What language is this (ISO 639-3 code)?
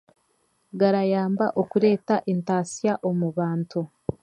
cgg